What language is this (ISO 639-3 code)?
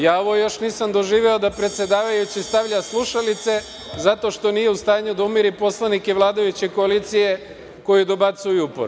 srp